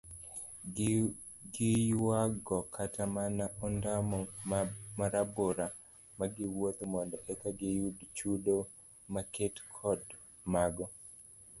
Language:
Luo (Kenya and Tanzania)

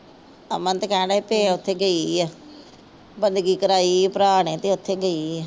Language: Punjabi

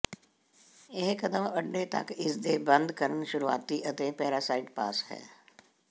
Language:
Punjabi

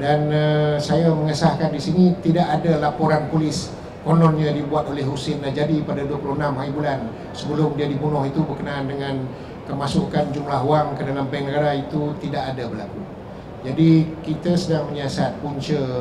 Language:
Malay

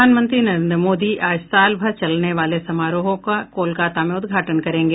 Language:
Hindi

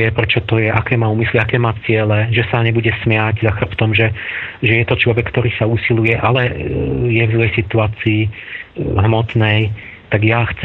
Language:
Slovak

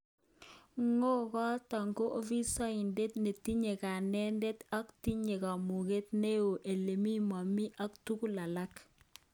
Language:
Kalenjin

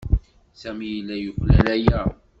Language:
Kabyle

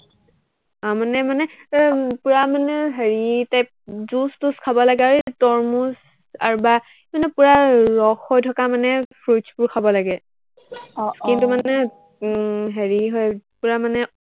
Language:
Assamese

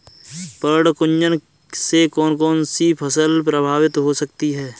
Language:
Hindi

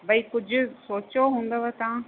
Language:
Sindhi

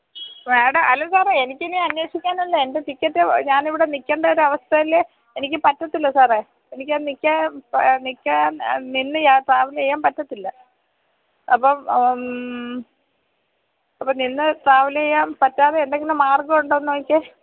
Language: Malayalam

